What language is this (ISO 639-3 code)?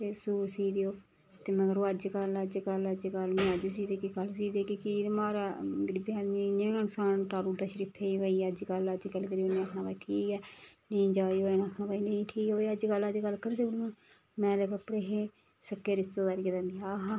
doi